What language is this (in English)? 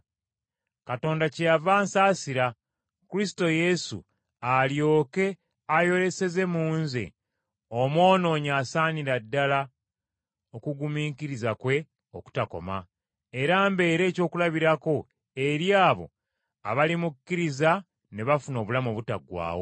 Ganda